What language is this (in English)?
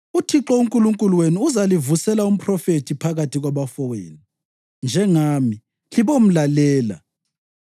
North Ndebele